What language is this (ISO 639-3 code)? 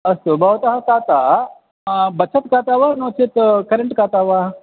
san